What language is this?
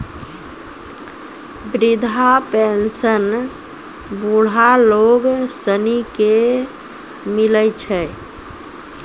Maithili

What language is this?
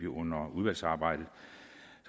Danish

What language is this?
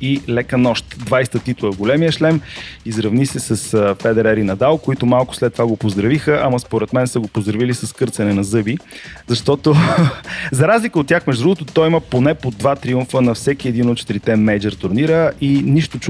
Bulgarian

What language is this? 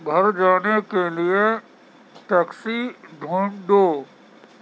Urdu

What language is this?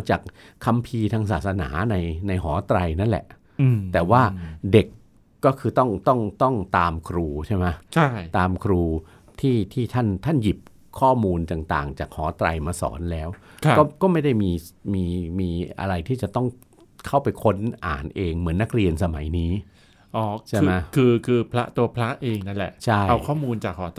Thai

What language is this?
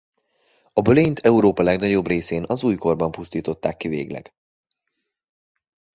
Hungarian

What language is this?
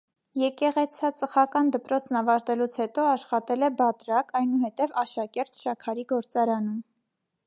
Armenian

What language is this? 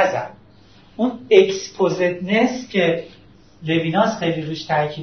Persian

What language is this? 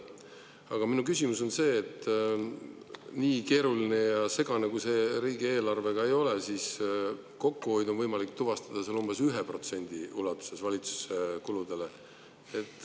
Estonian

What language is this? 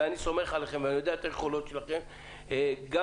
Hebrew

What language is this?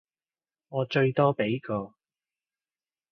Cantonese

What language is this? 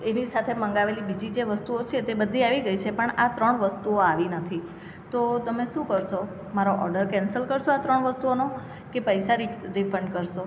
Gujarati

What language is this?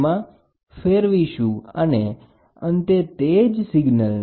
Gujarati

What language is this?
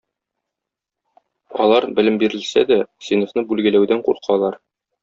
Tatar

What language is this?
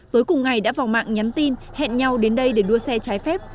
Vietnamese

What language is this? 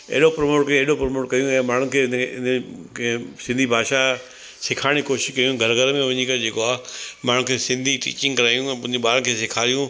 Sindhi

